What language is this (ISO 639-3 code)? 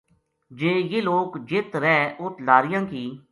gju